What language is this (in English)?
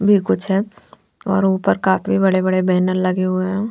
Hindi